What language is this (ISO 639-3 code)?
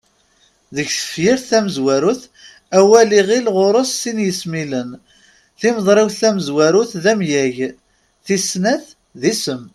kab